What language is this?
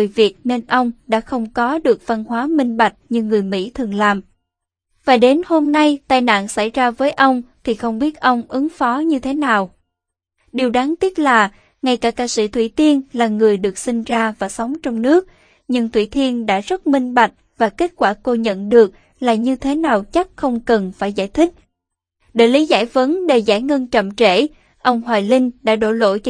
Vietnamese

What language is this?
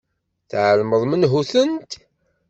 Kabyle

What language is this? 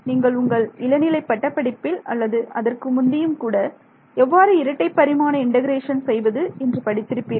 Tamil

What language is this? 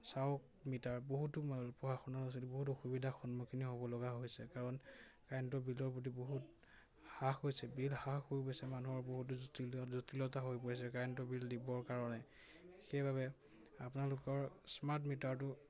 Assamese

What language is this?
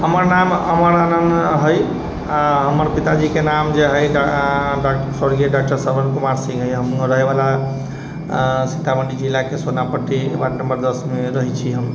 Maithili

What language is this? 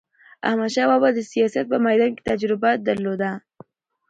Pashto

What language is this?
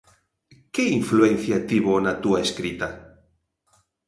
Galician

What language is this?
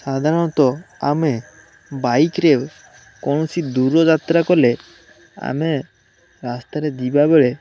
Odia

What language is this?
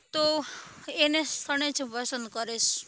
Gujarati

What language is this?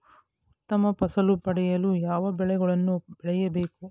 Kannada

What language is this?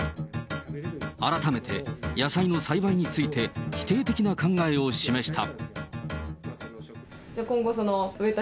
Japanese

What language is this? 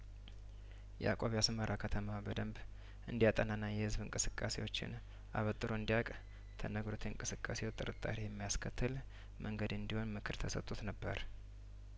Amharic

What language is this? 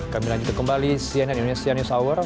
Indonesian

